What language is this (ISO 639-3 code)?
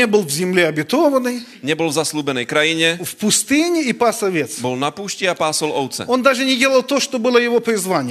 slk